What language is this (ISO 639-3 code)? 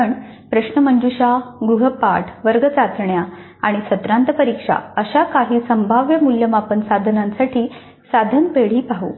mar